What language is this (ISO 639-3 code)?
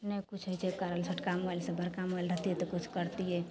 mai